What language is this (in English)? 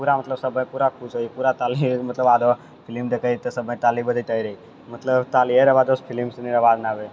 Maithili